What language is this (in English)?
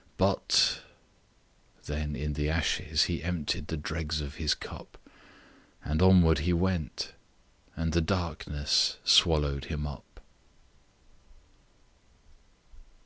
English